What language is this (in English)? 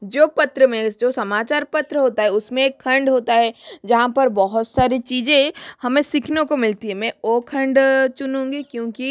Hindi